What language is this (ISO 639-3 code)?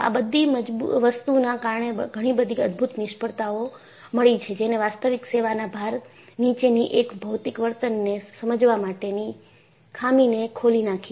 guj